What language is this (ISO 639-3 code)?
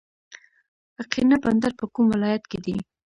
pus